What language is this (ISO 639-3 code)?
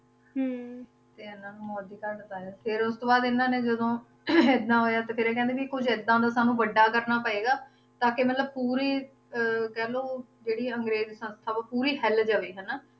pan